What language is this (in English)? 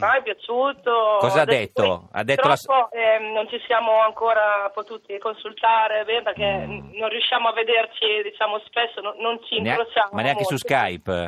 Italian